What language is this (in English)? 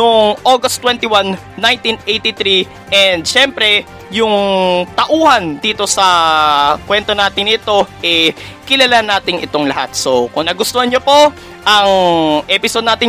Filipino